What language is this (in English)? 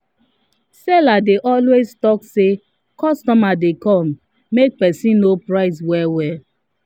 Nigerian Pidgin